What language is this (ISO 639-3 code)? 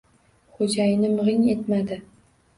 uzb